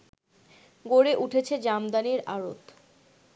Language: Bangla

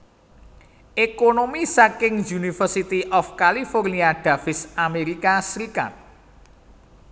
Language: Javanese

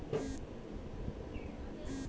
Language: Magahi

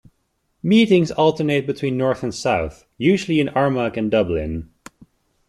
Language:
English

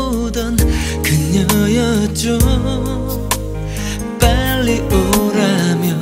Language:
Korean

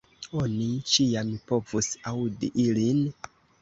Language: Esperanto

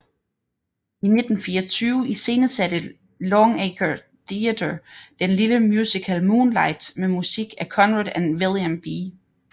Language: Danish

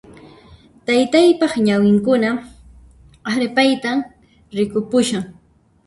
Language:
Puno Quechua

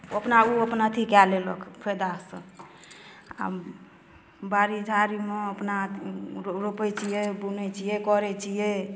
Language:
Maithili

